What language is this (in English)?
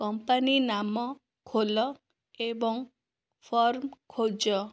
Odia